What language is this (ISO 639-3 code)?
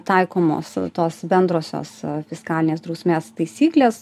lit